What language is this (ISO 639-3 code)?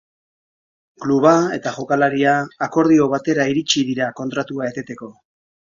eus